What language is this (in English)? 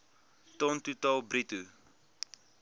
Afrikaans